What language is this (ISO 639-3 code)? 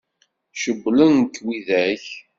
kab